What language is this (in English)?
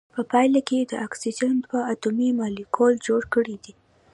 Pashto